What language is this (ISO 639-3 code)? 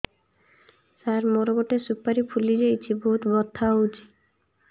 ori